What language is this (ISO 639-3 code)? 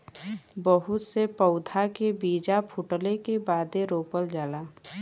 bho